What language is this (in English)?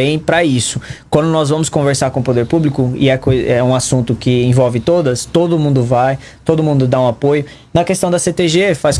Portuguese